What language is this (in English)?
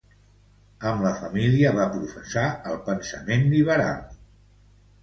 Catalan